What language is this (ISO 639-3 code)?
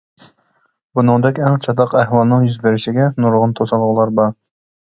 uig